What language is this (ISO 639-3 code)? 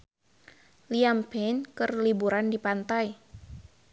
sun